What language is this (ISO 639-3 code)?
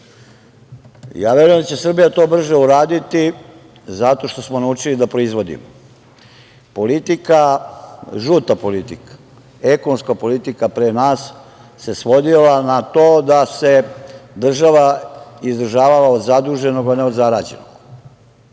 srp